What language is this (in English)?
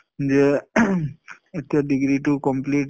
Assamese